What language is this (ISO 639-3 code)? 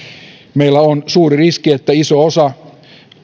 fin